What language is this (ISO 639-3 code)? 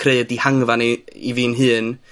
cym